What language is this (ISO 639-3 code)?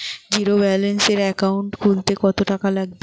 ben